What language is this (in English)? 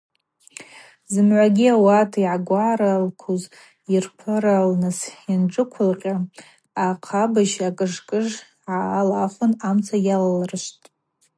Abaza